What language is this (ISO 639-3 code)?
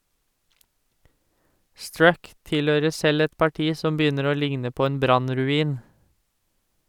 nor